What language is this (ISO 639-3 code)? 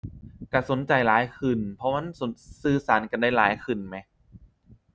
tha